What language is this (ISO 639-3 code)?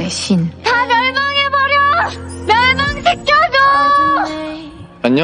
kor